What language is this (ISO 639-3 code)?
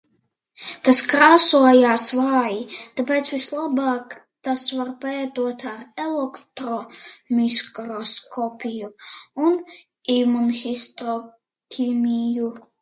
lav